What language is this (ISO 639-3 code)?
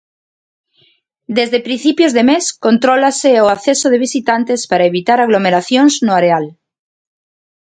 glg